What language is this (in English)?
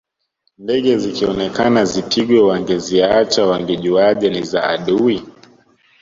Swahili